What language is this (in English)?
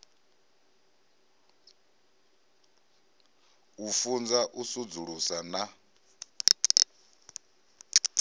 Venda